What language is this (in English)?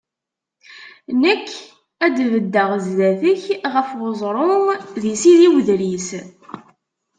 Kabyle